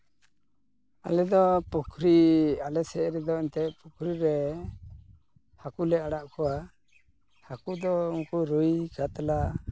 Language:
Santali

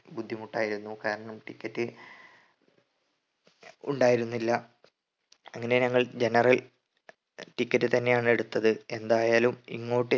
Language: Malayalam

